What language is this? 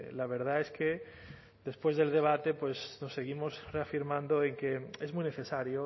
Spanish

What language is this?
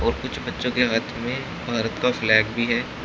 Hindi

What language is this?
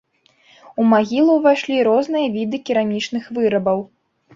Belarusian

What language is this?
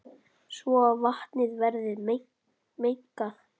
Icelandic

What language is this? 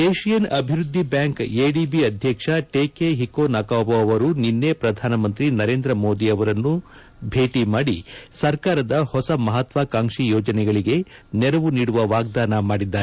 Kannada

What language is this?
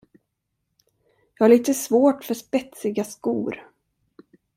Swedish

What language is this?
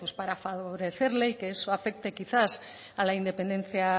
Spanish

